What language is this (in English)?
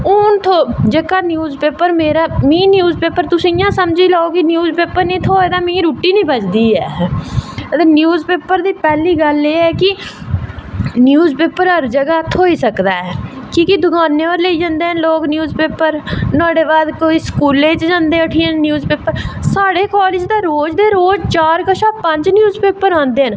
Dogri